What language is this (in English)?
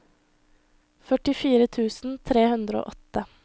Norwegian